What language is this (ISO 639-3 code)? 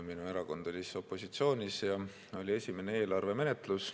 est